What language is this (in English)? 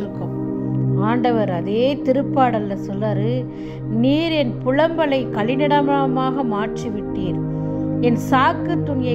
Tamil